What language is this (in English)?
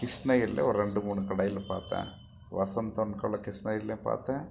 Tamil